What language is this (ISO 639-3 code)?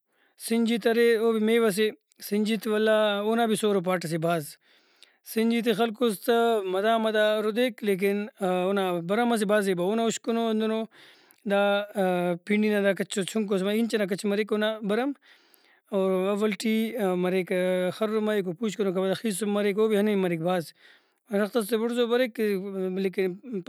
brh